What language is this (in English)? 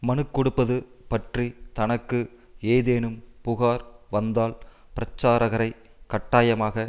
Tamil